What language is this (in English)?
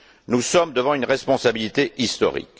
French